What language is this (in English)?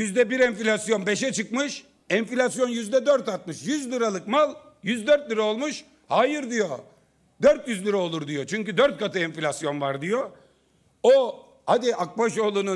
Turkish